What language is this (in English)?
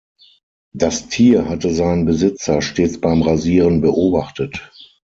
German